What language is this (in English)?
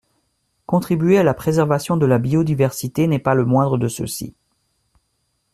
French